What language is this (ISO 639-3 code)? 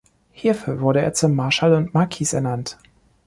deu